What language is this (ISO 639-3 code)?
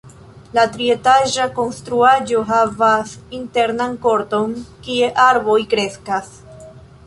epo